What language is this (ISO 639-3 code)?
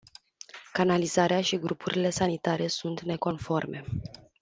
ron